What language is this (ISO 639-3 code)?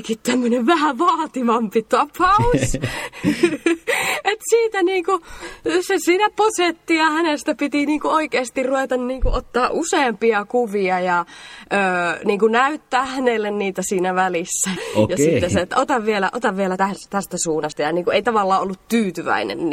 fin